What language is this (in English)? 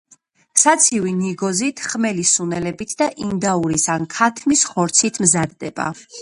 Georgian